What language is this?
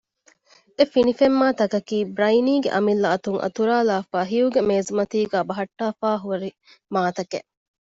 Divehi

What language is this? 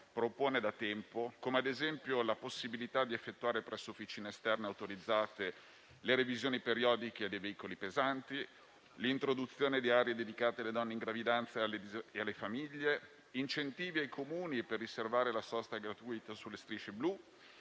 Italian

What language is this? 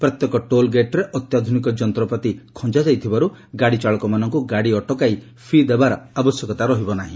Odia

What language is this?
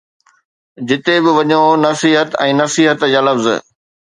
Sindhi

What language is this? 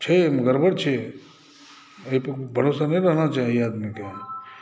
Maithili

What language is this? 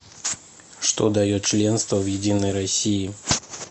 Russian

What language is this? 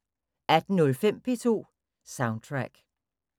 Danish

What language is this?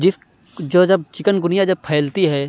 Urdu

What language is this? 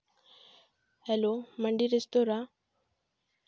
Santali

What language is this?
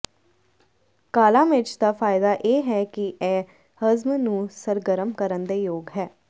Punjabi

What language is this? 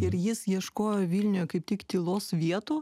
Lithuanian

